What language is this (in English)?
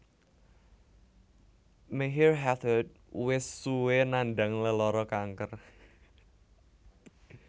Javanese